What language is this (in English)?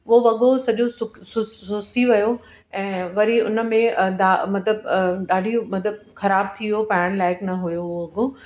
Sindhi